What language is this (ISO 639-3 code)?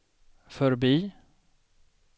swe